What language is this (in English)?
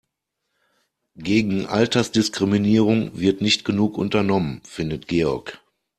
German